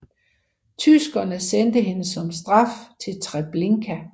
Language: Danish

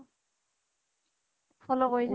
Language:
Assamese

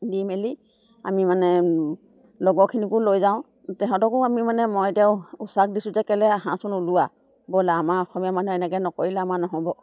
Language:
Assamese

